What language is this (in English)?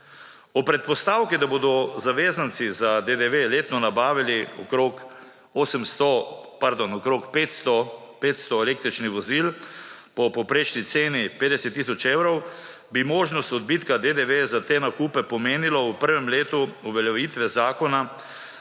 Slovenian